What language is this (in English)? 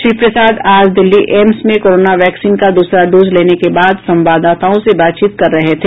Hindi